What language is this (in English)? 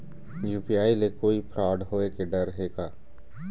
Chhattisgarhi